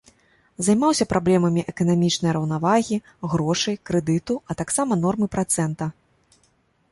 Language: Belarusian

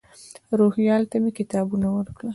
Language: Pashto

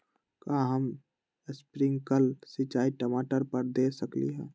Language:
Magahi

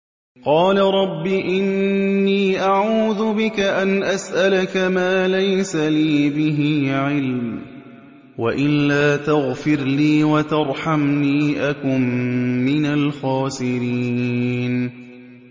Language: Arabic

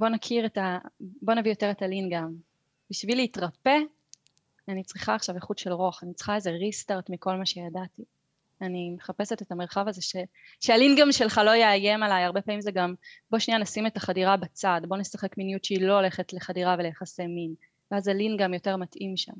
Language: Hebrew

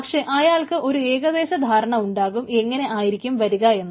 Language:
Malayalam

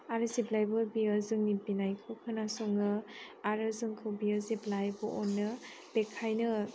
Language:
Bodo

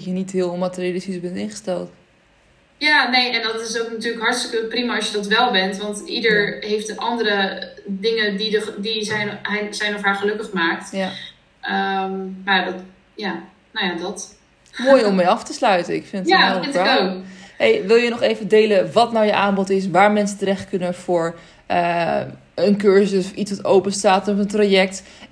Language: Dutch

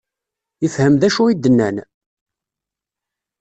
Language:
Kabyle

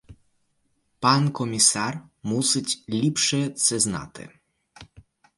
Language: Ukrainian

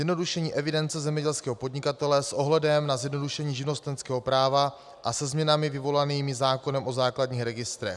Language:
Czech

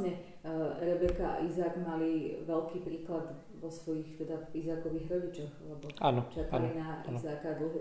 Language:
Slovak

